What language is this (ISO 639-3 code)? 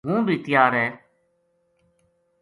gju